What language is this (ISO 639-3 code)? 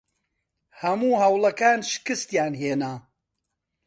ckb